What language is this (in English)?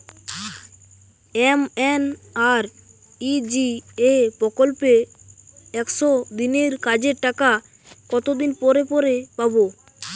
Bangla